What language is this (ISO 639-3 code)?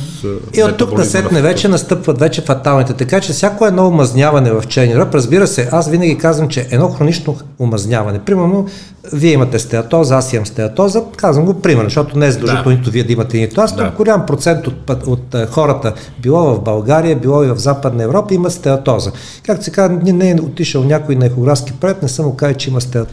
bul